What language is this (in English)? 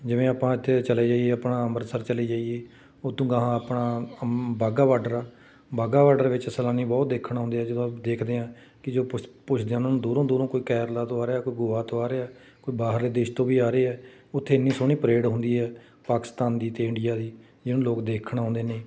Punjabi